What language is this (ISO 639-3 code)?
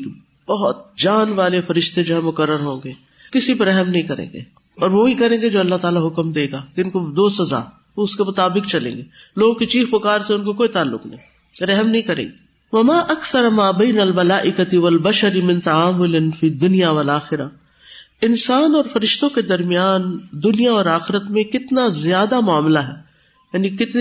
urd